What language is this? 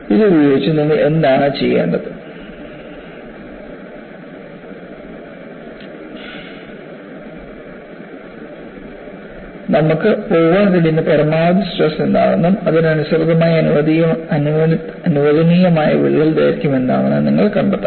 Malayalam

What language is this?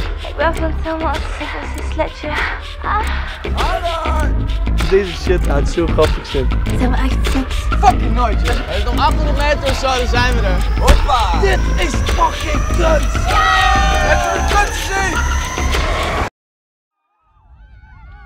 Dutch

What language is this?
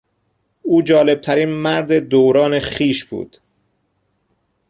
Persian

